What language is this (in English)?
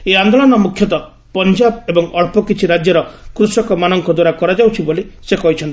Odia